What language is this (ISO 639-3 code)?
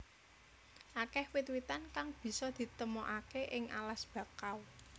jav